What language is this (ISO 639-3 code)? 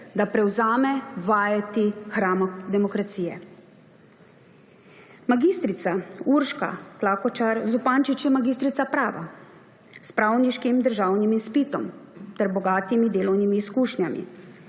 slv